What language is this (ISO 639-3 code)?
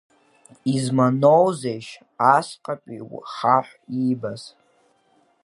abk